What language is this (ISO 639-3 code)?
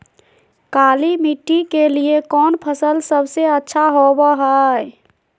mag